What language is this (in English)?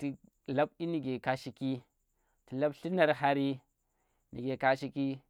Tera